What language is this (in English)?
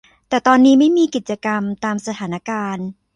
Thai